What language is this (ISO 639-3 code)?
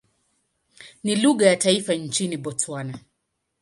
swa